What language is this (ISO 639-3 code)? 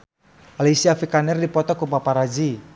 sun